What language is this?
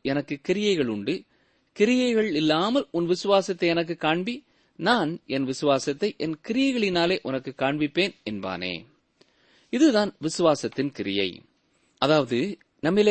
Tamil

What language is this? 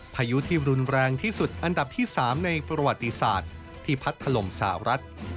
Thai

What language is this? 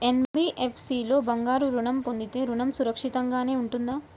Telugu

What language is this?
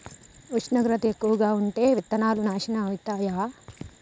Telugu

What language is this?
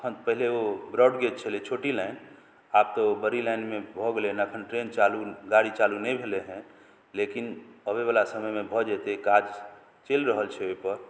Maithili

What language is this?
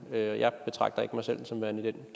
Danish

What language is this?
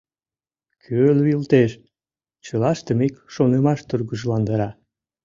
Mari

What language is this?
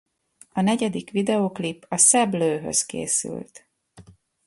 Hungarian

